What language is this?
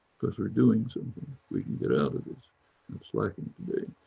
English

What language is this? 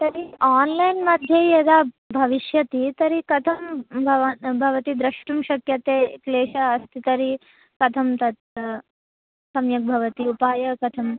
Sanskrit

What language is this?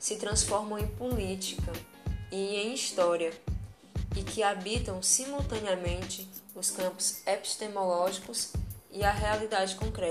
Portuguese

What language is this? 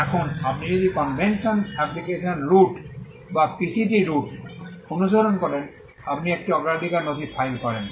Bangla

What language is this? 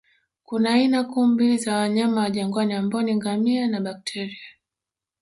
Swahili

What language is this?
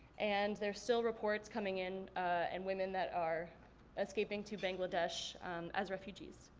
English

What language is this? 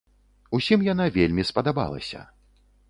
Belarusian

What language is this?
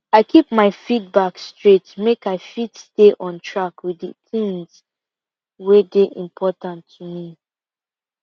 Nigerian Pidgin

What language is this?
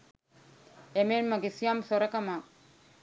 Sinhala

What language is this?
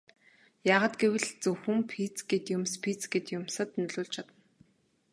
Mongolian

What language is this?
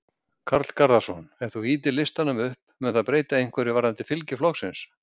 Icelandic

